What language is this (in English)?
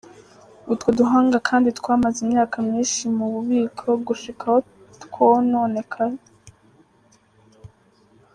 Kinyarwanda